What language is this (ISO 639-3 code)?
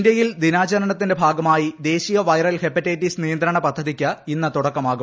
mal